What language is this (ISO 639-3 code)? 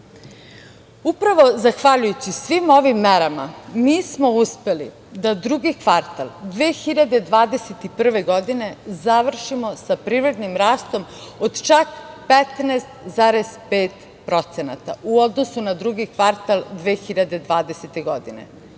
srp